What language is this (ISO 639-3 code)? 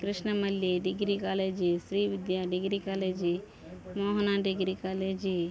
tel